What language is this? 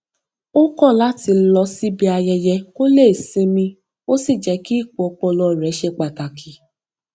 Yoruba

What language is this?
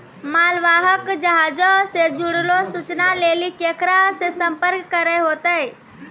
Maithili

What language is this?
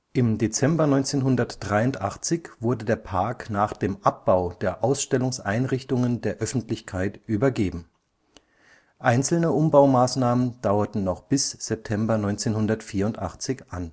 German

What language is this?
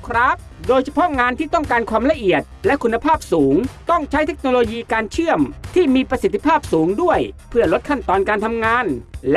Thai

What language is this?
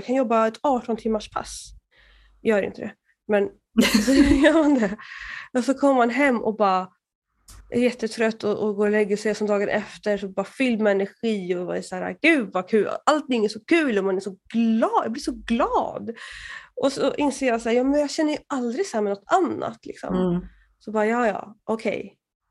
Swedish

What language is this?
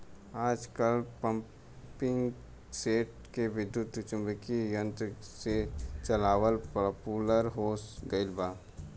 Bhojpuri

